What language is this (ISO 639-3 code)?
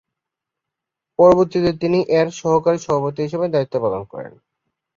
ben